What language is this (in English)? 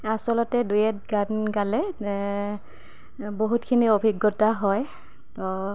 Assamese